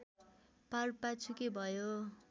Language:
Nepali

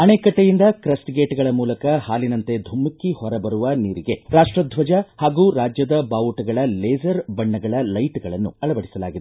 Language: Kannada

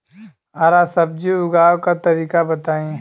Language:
Bhojpuri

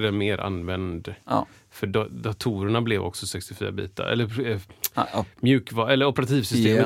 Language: Swedish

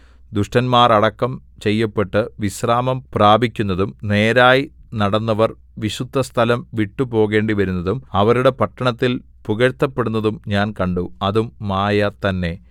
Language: Malayalam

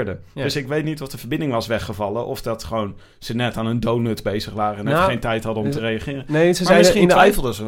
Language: Dutch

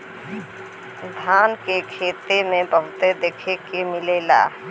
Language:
Bhojpuri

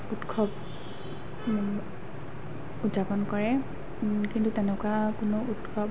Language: Assamese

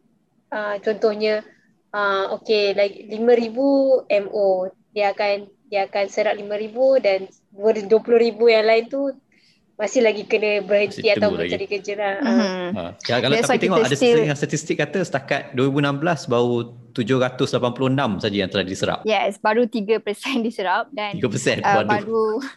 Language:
Malay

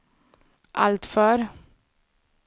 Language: Swedish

